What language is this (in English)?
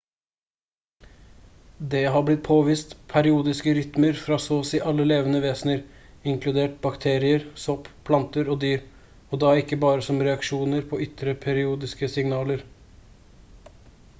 Norwegian Bokmål